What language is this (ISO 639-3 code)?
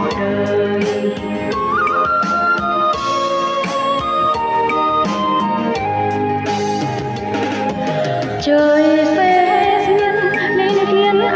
vie